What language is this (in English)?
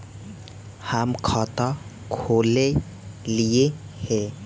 Magahi